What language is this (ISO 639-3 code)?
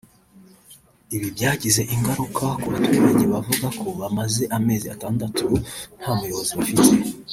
kin